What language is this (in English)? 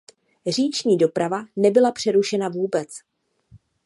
Czech